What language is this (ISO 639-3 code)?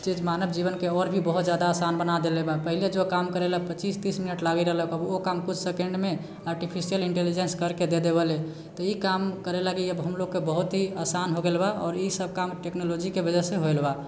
mai